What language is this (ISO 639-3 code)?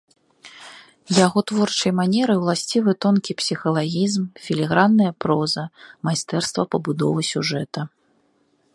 bel